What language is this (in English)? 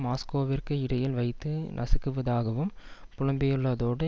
Tamil